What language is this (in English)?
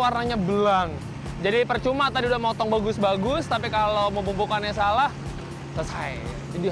Indonesian